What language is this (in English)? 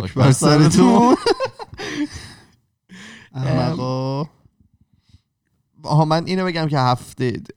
Persian